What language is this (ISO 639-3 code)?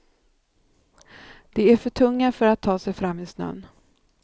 swe